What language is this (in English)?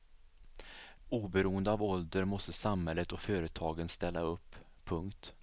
Swedish